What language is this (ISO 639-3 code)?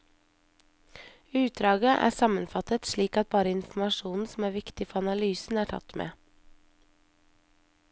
nor